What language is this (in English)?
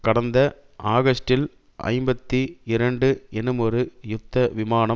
Tamil